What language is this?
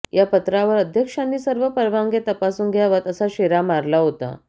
Marathi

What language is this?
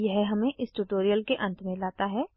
Hindi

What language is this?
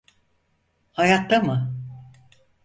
Turkish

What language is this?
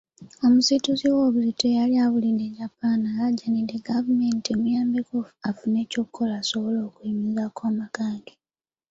Ganda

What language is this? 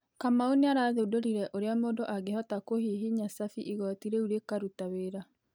Kikuyu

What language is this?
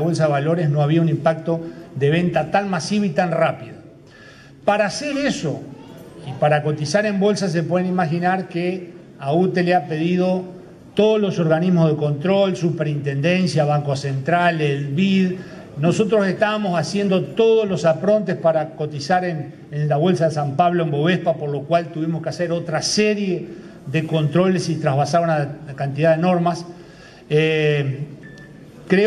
Spanish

